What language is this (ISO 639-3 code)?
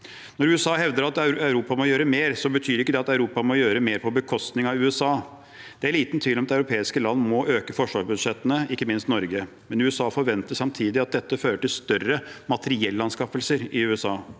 nor